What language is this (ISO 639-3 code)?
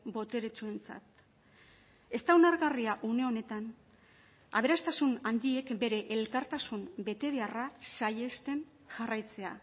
eus